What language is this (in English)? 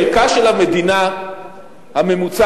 Hebrew